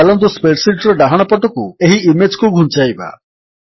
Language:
Odia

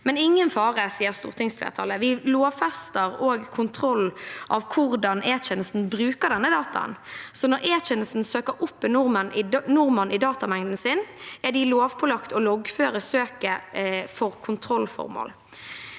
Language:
Norwegian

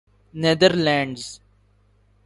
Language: Urdu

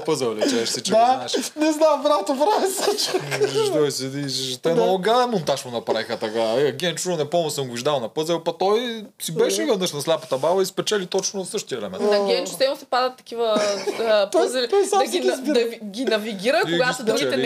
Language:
Bulgarian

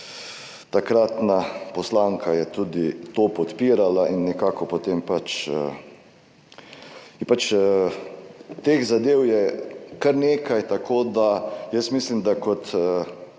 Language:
Slovenian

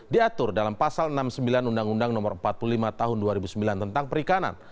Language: Indonesian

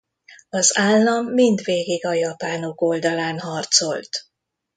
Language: Hungarian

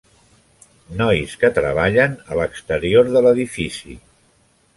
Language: Catalan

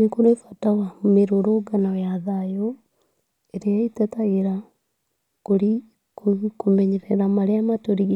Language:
Kikuyu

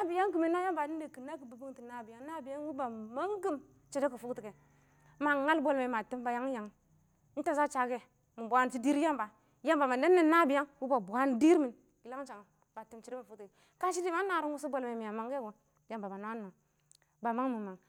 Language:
Awak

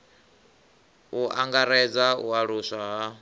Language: Venda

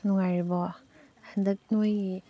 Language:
Manipuri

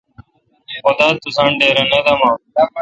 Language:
Kalkoti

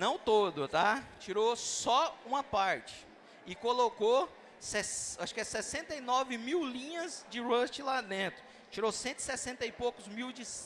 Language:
Portuguese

